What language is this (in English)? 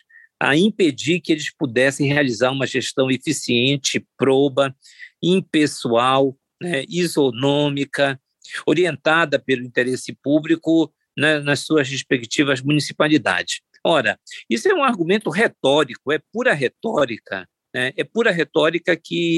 Portuguese